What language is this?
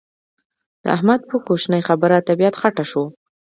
Pashto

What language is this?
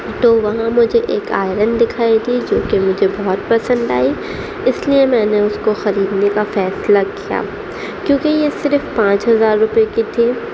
Urdu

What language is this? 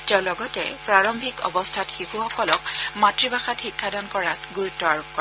Assamese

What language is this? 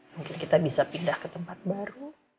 Indonesian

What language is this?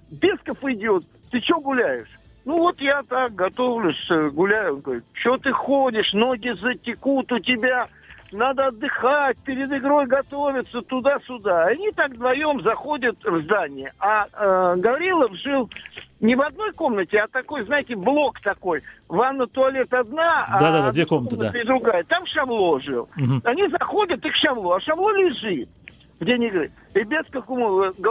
Russian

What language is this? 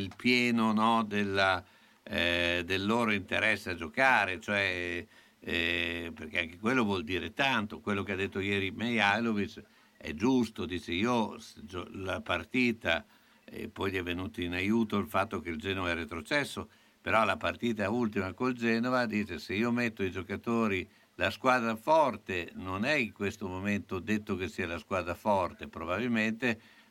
Italian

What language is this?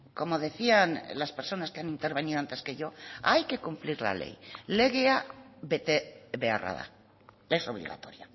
Spanish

